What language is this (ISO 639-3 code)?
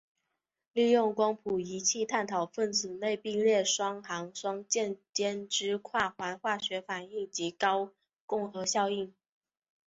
zho